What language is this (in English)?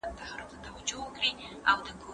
Pashto